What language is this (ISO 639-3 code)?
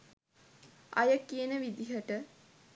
sin